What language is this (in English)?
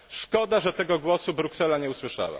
Polish